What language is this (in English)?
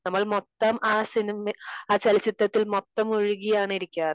Malayalam